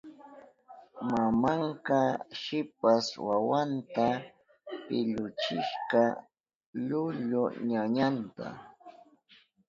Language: Southern Pastaza Quechua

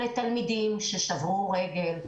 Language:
Hebrew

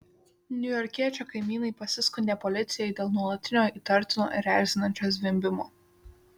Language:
Lithuanian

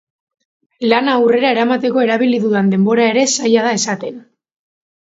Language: Basque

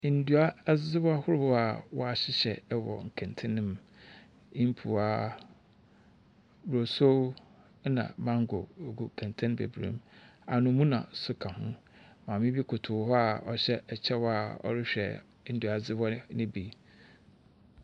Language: Akan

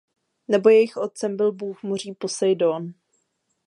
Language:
Czech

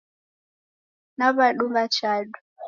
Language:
Taita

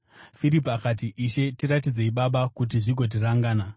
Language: Shona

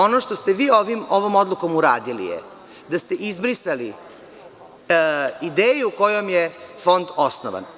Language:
Serbian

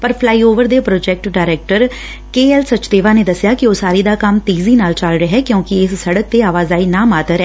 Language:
Punjabi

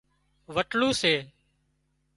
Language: Wadiyara Koli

